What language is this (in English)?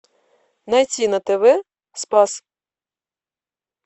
Russian